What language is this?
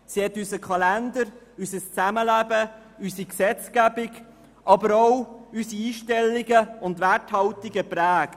Swiss German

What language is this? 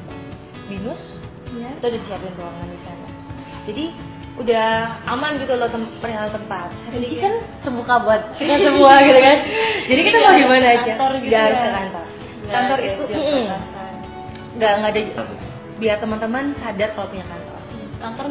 Indonesian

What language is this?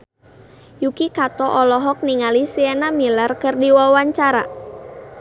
Sundanese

